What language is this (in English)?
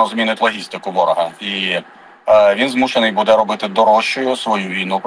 Ukrainian